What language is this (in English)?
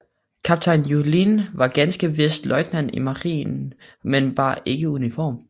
Danish